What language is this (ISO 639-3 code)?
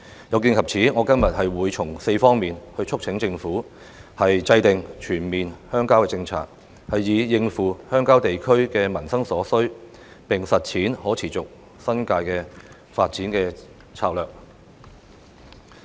yue